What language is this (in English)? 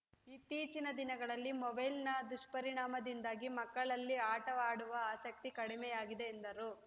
Kannada